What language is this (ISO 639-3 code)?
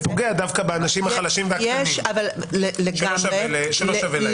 heb